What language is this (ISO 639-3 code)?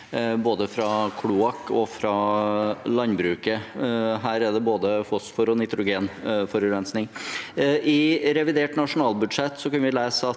nor